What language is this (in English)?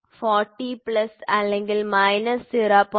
Malayalam